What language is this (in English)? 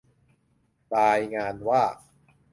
Thai